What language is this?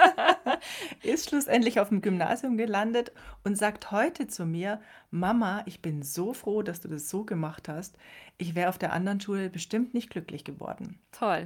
German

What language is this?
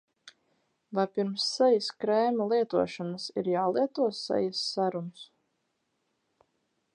Latvian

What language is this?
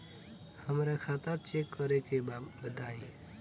Bhojpuri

